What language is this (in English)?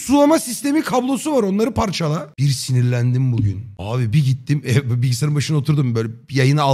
Turkish